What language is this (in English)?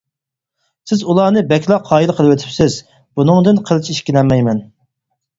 Uyghur